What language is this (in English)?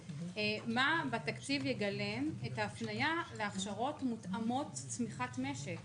Hebrew